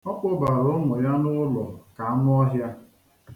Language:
Igbo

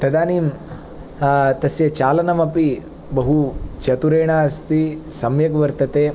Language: Sanskrit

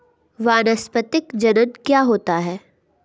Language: Hindi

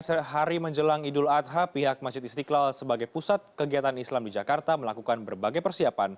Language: Indonesian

